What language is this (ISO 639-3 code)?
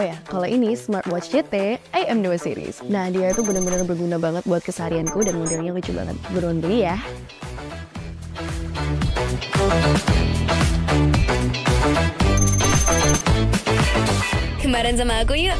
ind